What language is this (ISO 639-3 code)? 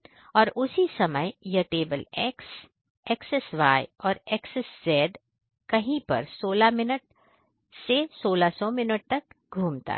hin